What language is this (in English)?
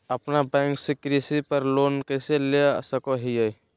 Magahi